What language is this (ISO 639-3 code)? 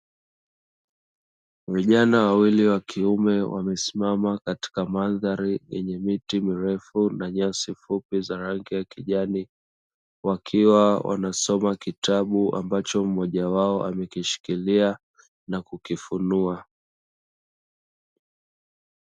swa